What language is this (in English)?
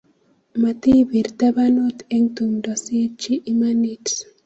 Kalenjin